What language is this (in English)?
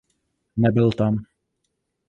Czech